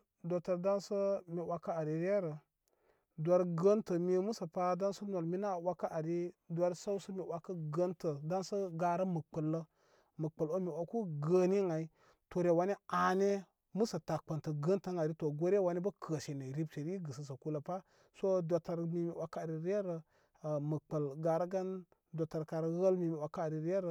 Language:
Koma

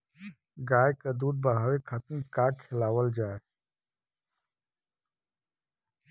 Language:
Bhojpuri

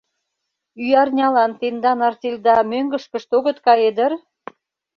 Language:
Mari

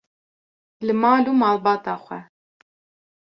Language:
Kurdish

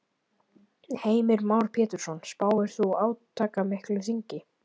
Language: Icelandic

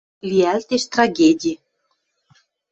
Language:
Western Mari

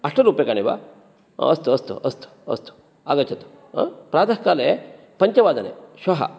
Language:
Sanskrit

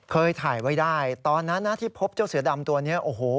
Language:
Thai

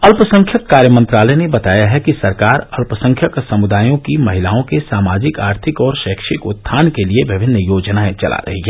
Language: Hindi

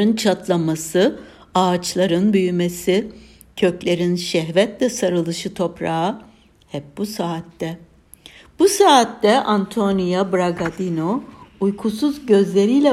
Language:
Turkish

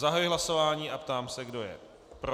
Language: Czech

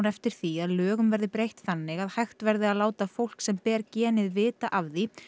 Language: Icelandic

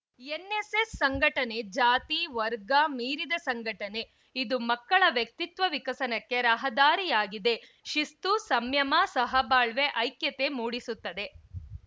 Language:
Kannada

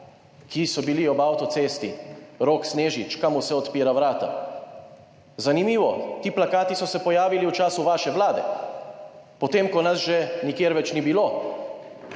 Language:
Slovenian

